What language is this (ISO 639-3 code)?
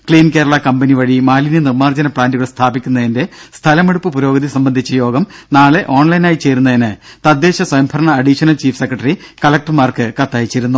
mal